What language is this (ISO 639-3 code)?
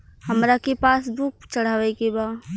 bho